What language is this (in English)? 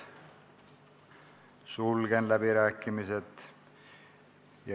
Estonian